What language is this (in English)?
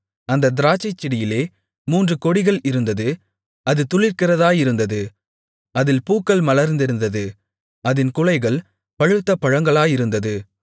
Tamil